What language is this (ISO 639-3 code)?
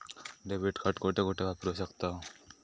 mar